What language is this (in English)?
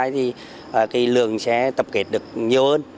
Vietnamese